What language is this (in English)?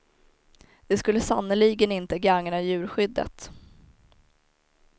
Swedish